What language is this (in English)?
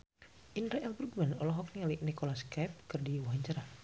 Sundanese